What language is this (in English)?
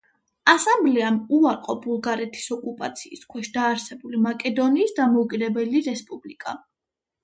Georgian